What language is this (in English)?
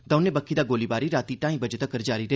Dogri